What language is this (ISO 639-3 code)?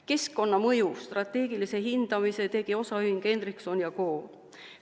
est